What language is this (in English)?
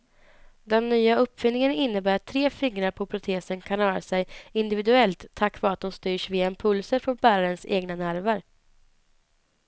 Swedish